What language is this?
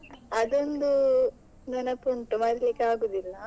Kannada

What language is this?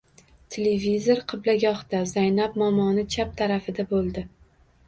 Uzbek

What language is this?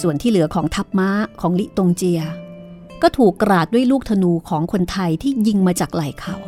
Thai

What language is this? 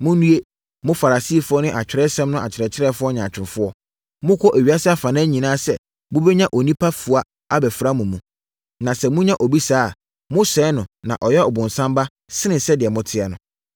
Akan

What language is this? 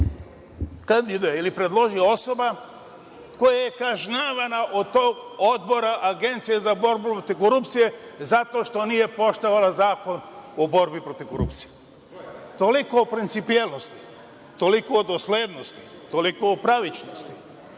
Serbian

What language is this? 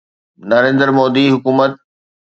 Sindhi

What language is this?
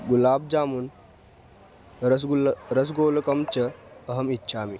Sanskrit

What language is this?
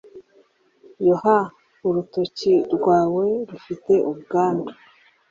Kinyarwanda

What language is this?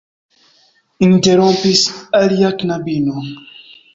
Esperanto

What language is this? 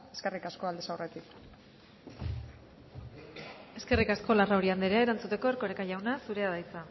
Basque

